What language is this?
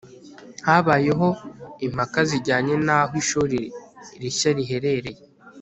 Kinyarwanda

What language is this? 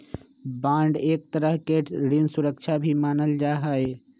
Magahi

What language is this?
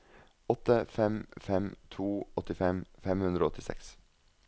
Norwegian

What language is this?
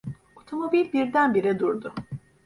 Turkish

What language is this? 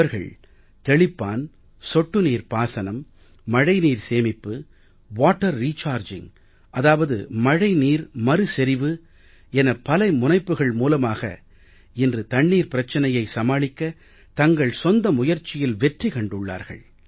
Tamil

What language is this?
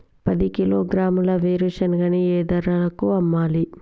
Telugu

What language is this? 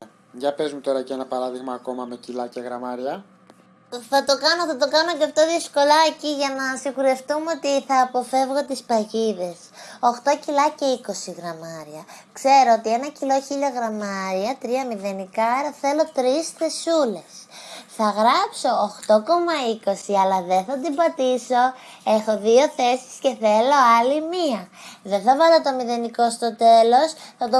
Greek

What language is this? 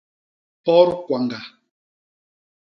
Basaa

